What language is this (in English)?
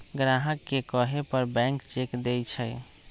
Magahi